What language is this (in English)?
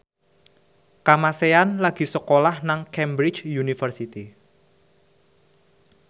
Javanese